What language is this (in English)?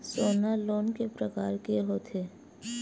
Chhattisgarhi